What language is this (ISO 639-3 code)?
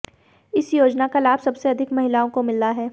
hin